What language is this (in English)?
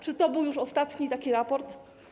Polish